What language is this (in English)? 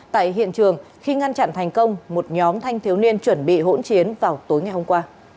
Vietnamese